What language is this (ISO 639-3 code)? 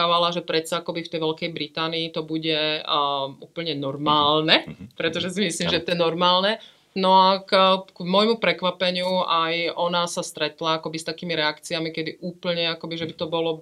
ces